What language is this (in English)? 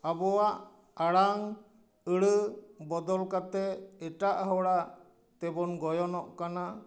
Santali